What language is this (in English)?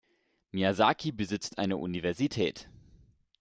German